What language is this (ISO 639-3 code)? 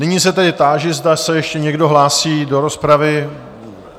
ces